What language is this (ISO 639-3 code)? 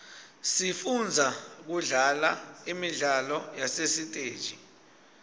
ssw